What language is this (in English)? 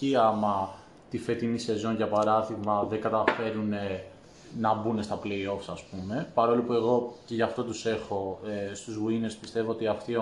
Greek